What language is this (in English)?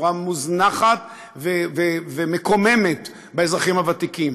Hebrew